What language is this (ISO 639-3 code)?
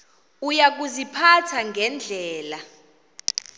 xho